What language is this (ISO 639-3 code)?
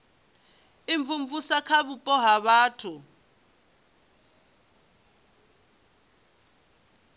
ven